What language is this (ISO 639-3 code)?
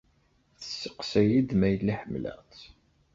kab